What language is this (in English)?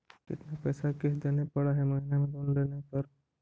Magahi